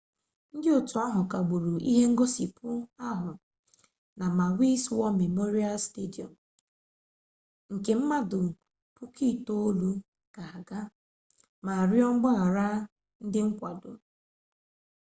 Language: Igbo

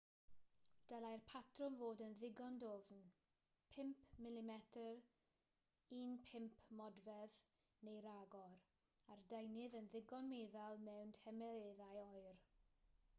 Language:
Welsh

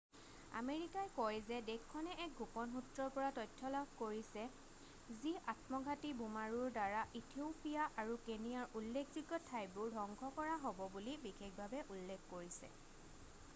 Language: Assamese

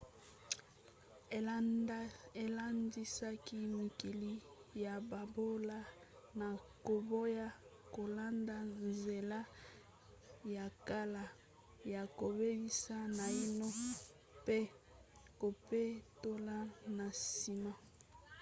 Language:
Lingala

